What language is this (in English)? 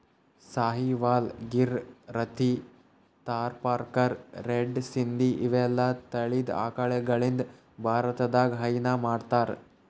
Kannada